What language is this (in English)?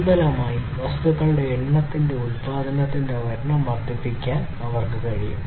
Malayalam